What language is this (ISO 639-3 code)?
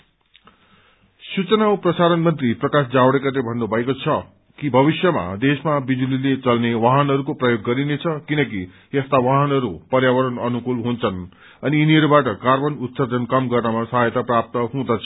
nep